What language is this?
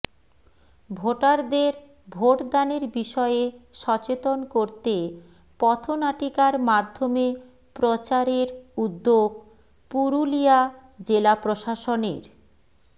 Bangla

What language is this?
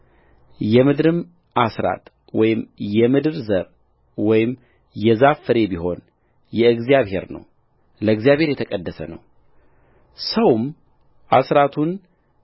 Amharic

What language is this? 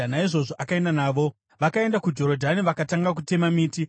Shona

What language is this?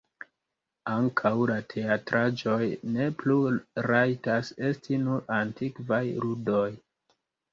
Esperanto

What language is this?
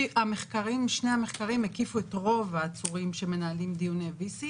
Hebrew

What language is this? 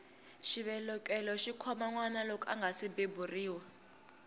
Tsonga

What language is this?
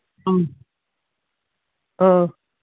Manipuri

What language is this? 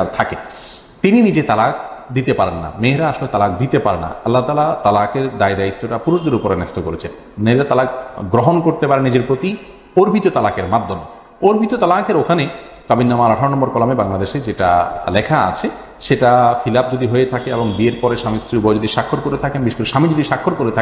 Arabic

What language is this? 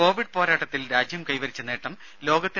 Malayalam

